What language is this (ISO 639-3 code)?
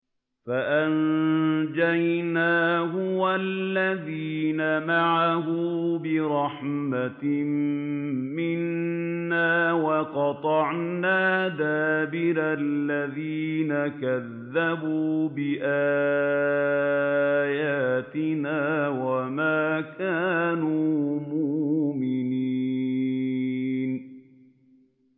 ara